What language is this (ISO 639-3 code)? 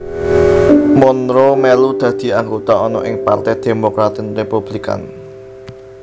jav